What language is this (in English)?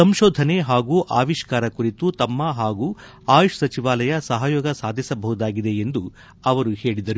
Kannada